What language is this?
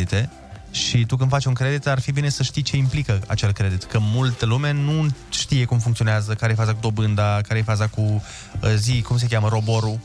Romanian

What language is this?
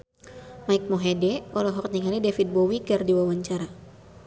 Sundanese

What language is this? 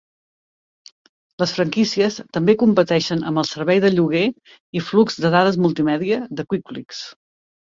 Catalan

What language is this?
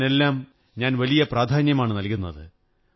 Malayalam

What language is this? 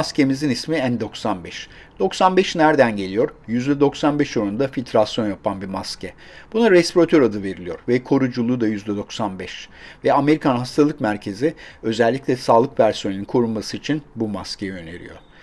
Turkish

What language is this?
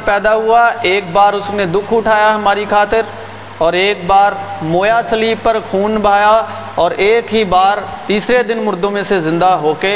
Urdu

